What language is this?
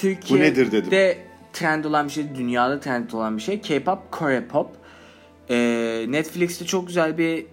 Turkish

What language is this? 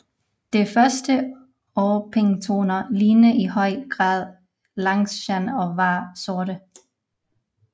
Danish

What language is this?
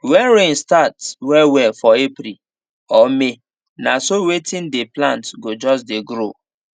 Nigerian Pidgin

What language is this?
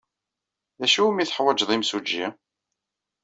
Kabyle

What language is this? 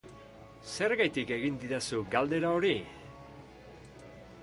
Basque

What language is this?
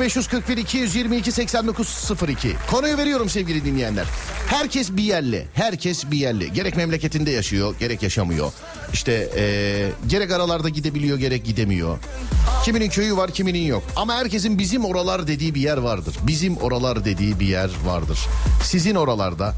Turkish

